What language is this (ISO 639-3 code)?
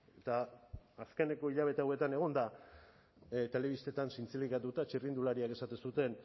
eus